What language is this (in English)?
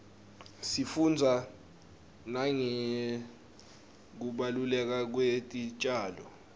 Swati